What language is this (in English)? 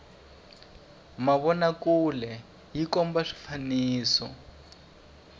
Tsonga